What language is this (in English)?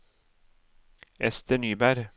Norwegian